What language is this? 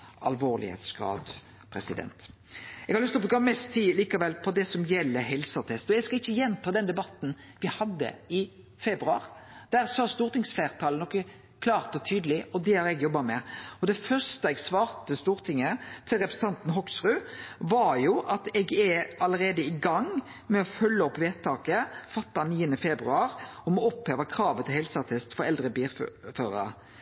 Norwegian Nynorsk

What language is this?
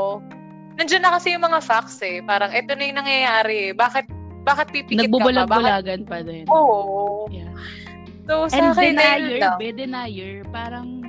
Filipino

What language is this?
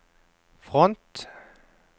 Norwegian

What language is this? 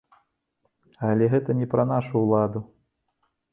Belarusian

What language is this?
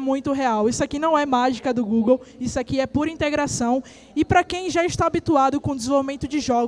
Portuguese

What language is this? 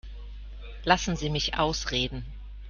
German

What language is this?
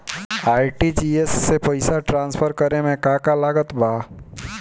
Bhojpuri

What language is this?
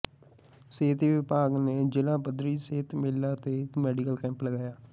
Punjabi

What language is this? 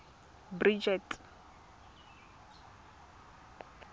Tswana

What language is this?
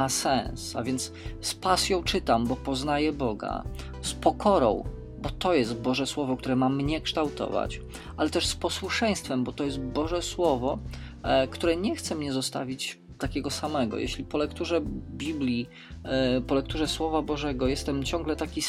Polish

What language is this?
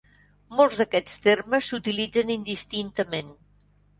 Catalan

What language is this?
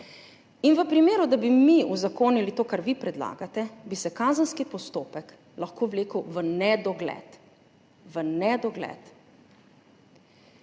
Slovenian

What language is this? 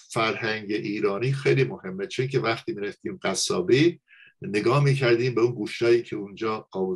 Persian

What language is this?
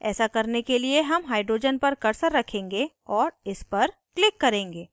Hindi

